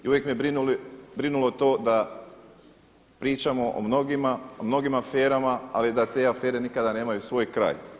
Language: Croatian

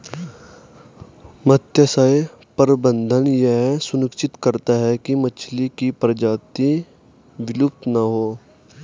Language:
Hindi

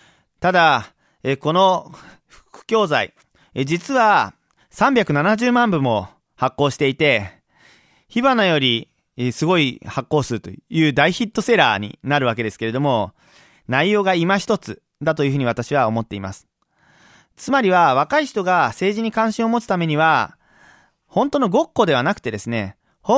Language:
Japanese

